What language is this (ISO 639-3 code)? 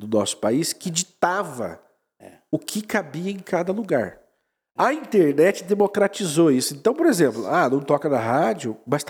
por